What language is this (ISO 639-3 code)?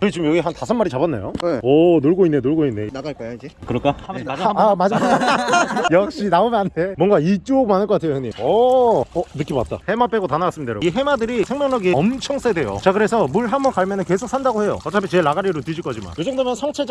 kor